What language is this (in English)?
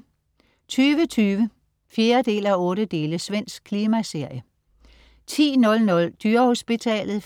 Danish